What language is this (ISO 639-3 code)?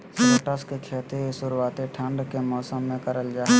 mag